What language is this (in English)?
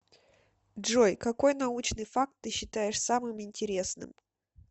Russian